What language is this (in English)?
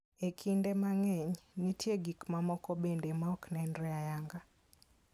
Luo (Kenya and Tanzania)